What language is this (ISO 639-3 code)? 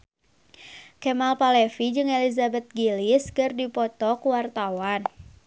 sun